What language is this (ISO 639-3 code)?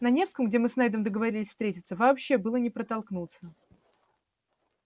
rus